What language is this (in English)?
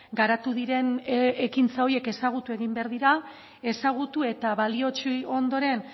Basque